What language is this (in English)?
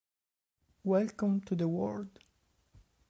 Italian